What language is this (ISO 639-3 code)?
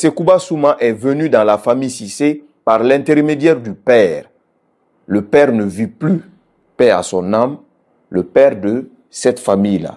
fra